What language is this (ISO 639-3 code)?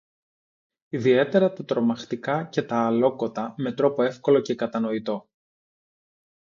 ell